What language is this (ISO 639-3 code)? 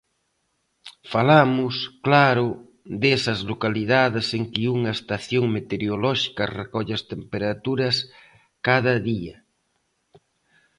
glg